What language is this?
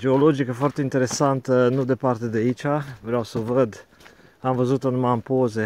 Romanian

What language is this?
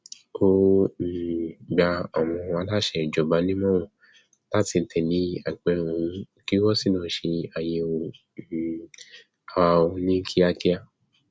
Yoruba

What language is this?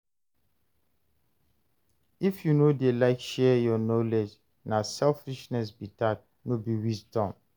Nigerian Pidgin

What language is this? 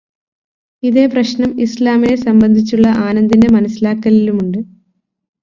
Malayalam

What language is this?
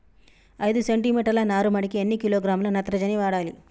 Telugu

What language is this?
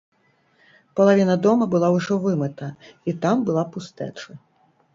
Belarusian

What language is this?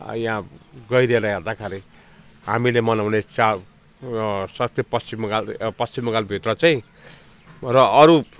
Nepali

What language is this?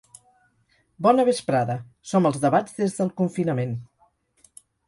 Catalan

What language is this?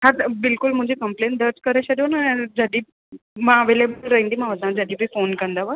Sindhi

